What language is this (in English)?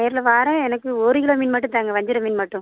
Tamil